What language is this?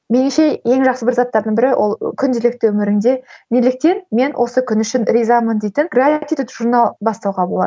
Kazakh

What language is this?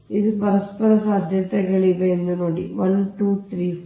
Kannada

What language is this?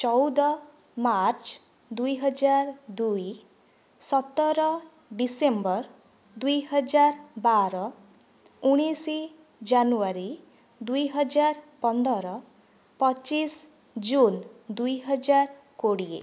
Odia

